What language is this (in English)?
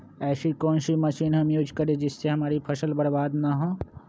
Magahi